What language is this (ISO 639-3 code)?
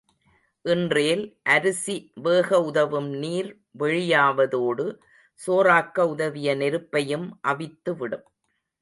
tam